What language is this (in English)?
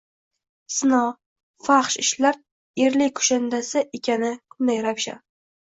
Uzbek